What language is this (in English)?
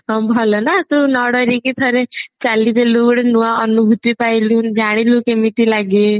Odia